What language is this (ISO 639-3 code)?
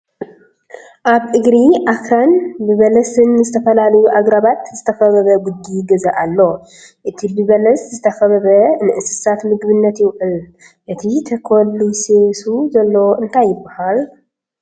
tir